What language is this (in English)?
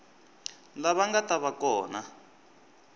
Tsonga